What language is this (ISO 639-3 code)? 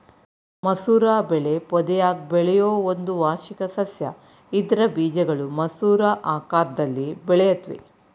kan